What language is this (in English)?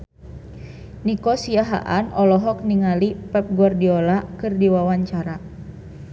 Sundanese